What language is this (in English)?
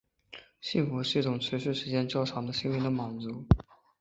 Chinese